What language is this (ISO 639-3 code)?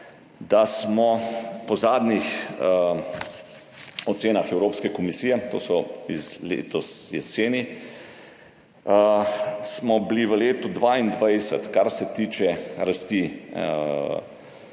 slv